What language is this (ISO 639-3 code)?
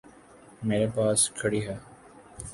urd